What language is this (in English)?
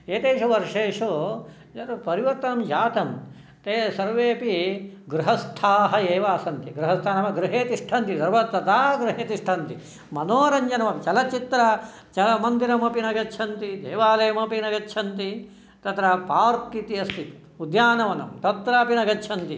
Sanskrit